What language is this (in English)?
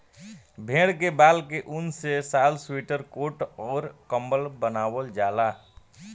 Bhojpuri